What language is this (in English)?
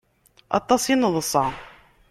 Kabyle